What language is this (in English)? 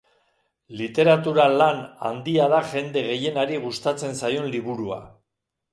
Basque